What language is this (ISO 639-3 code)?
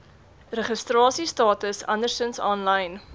afr